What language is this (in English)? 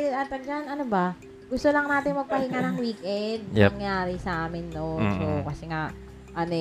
Filipino